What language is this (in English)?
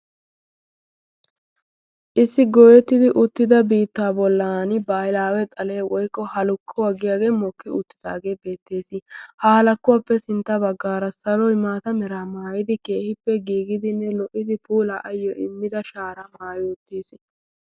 Wolaytta